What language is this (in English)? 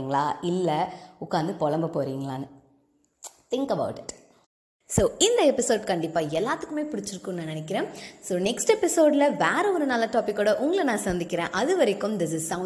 Tamil